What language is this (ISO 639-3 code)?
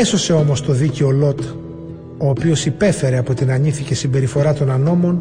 ell